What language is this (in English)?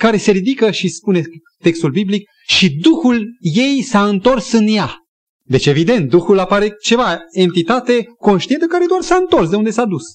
Romanian